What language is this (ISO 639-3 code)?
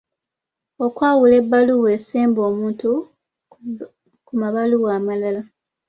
lug